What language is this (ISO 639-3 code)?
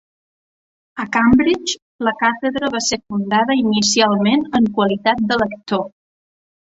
cat